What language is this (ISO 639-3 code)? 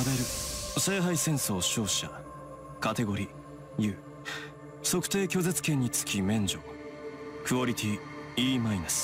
jpn